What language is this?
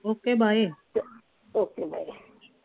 Punjabi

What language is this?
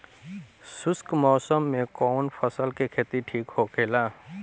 Bhojpuri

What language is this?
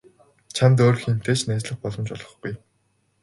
Mongolian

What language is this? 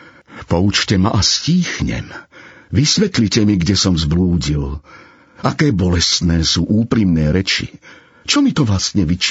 Slovak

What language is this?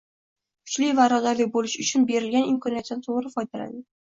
Uzbek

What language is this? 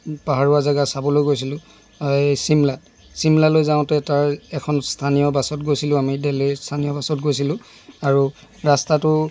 Assamese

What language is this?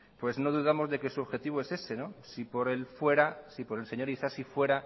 Spanish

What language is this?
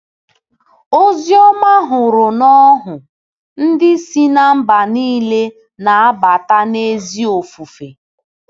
Igbo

